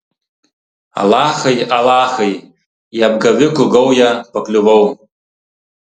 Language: Lithuanian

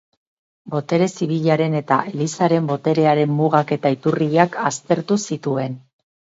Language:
Basque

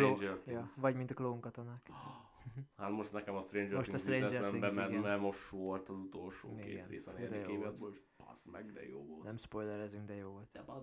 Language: Hungarian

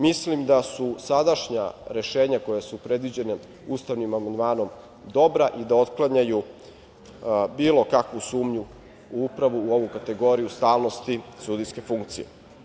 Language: Serbian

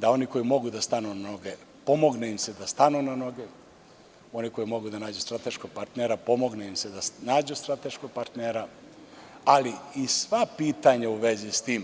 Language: Serbian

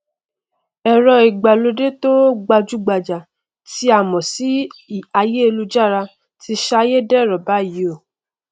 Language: Yoruba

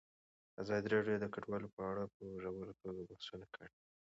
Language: Pashto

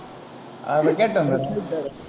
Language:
Tamil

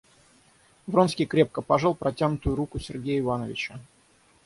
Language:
Russian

